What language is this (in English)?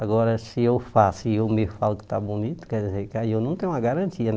Portuguese